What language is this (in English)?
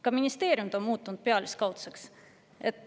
Estonian